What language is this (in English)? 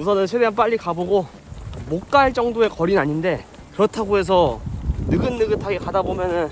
Korean